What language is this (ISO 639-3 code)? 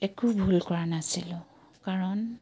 asm